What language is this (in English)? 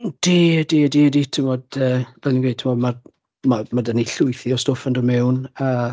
Welsh